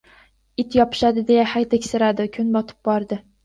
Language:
Uzbek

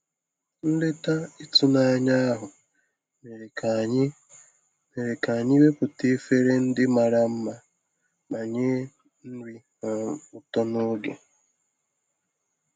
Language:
Igbo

